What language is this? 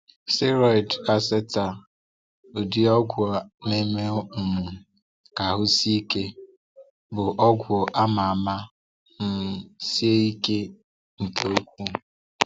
Igbo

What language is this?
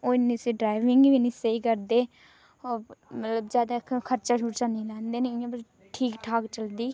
Dogri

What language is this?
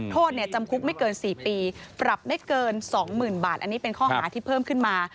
Thai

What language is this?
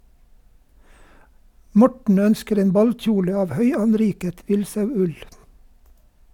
Norwegian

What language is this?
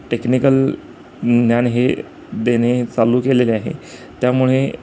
Marathi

